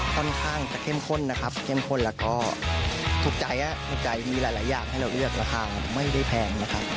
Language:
Thai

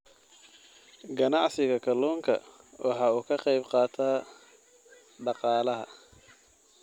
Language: Somali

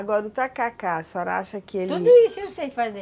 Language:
Portuguese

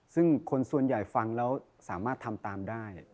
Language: Thai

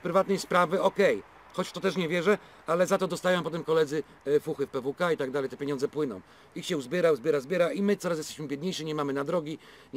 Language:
Polish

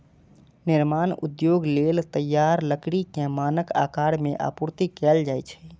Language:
Maithili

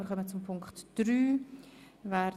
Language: Swiss German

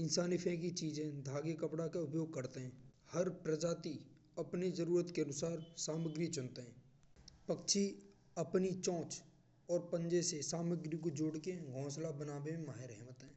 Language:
Braj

